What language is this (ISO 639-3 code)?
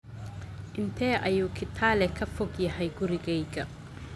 som